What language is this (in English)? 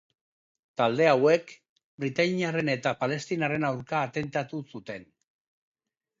Basque